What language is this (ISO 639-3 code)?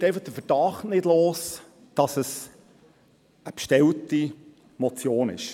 gsw